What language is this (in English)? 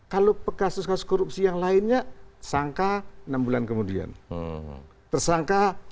Indonesian